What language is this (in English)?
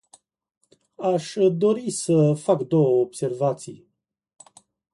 Romanian